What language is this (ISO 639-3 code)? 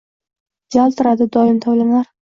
uzb